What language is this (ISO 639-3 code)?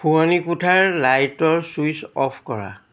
asm